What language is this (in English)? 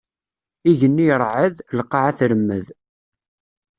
Kabyle